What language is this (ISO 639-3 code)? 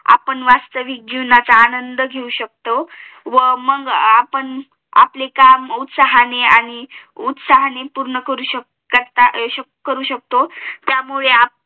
mar